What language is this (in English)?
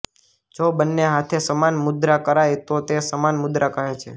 Gujarati